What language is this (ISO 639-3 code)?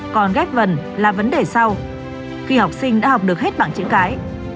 vie